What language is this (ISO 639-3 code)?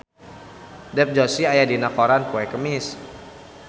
sun